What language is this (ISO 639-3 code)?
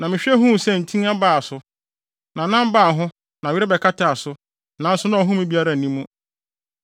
aka